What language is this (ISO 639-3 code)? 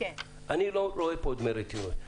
heb